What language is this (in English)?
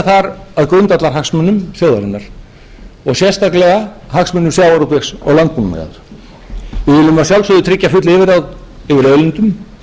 Icelandic